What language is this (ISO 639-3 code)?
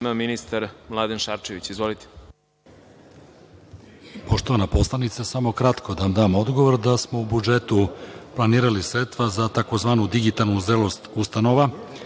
srp